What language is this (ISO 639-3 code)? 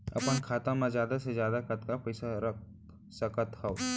hne